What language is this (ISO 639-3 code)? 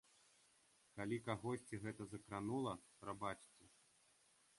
bel